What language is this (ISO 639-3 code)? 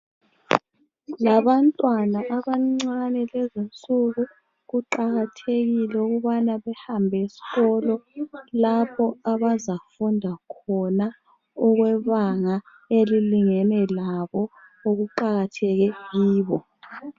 nde